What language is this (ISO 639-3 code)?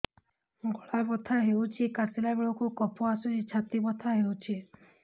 ori